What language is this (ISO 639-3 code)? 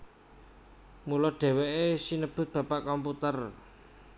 jav